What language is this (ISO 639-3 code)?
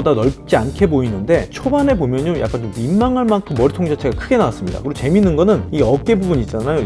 kor